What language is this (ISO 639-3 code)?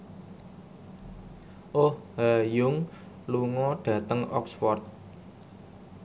jav